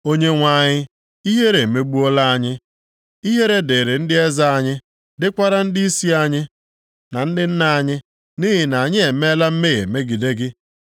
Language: Igbo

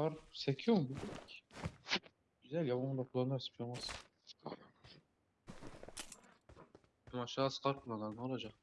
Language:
Turkish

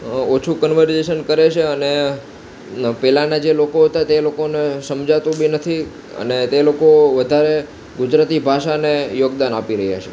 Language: Gujarati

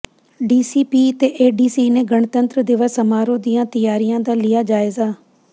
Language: Punjabi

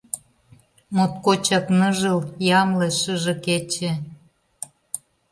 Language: Mari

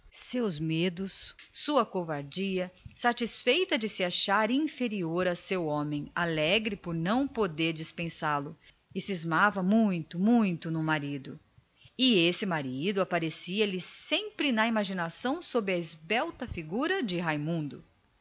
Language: Portuguese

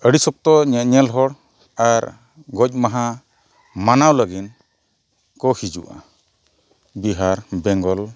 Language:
Santali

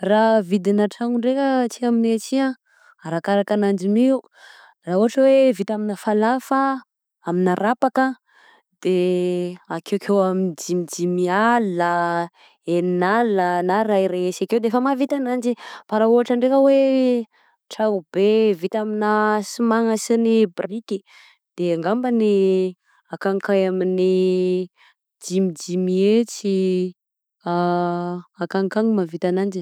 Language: Southern Betsimisaraka Malagasy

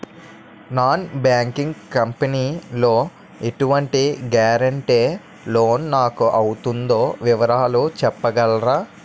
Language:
Telugu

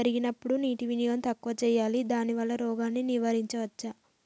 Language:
Telugu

